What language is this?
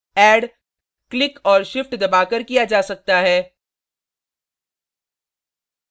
Hindi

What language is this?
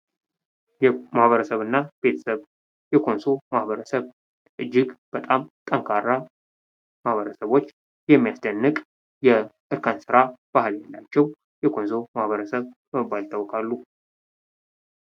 Amharic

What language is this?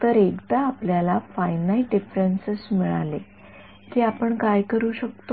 Marathi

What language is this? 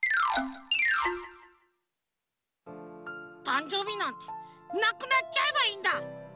Japanese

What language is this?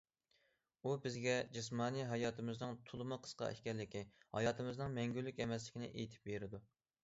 Uyghur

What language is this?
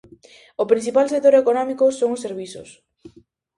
Galician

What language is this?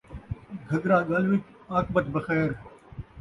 Saraiki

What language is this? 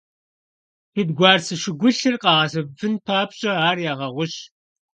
Kabardian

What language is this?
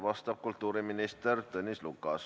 Estonian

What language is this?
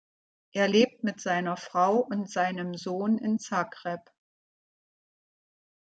German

